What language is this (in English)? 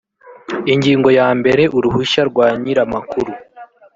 Kinyarwanda